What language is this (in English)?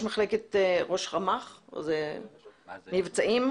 Hebrew